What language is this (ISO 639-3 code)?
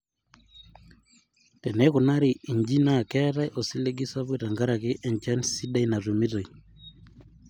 mas